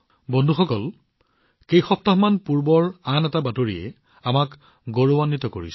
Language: Assamese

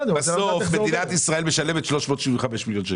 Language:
Hebrew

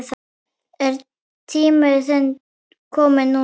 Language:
Icelandic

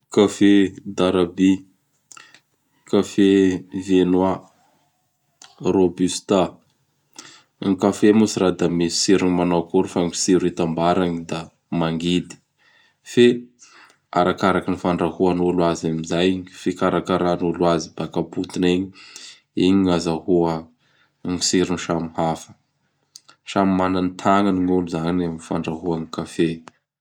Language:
Bara Malagasy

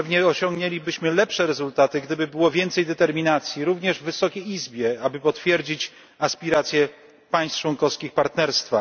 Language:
Polish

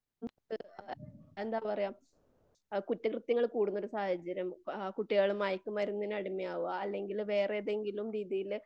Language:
Malayalam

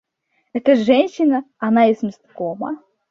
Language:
Russian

